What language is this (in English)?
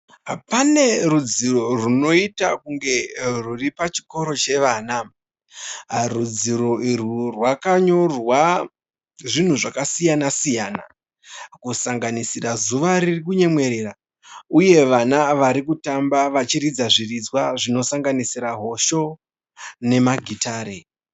Shona